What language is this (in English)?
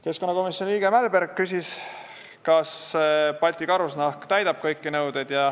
Estonian